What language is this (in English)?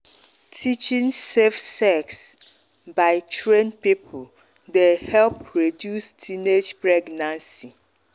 Nigerian Pidgin